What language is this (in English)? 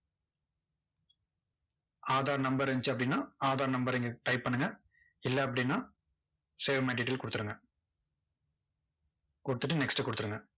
Tamil